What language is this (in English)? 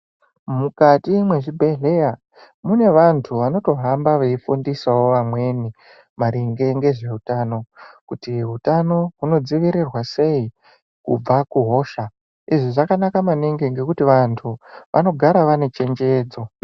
Ndau